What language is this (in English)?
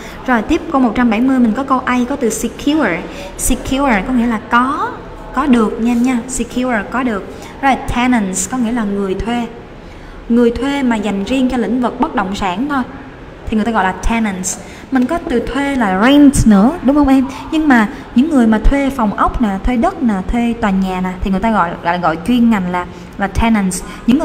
Vietnamese